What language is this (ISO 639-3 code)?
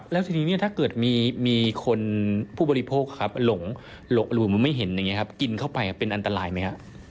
tha